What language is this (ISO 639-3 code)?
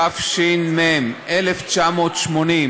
heb